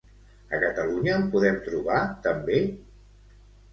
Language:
Catalan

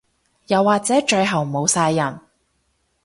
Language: Cantonese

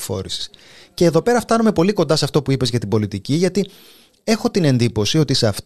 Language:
Greek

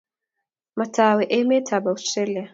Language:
Kalenjin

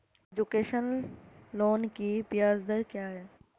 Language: Hindi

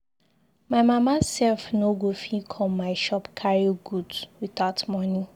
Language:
Nigerian Pidgin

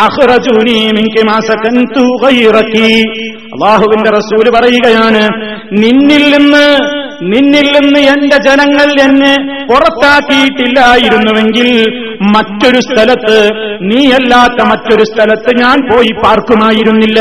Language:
Malayalam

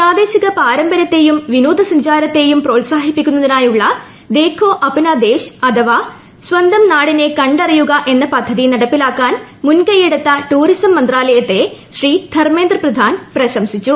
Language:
Malayalam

